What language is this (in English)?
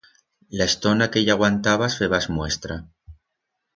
Aragonese